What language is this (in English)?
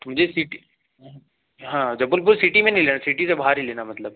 Hindi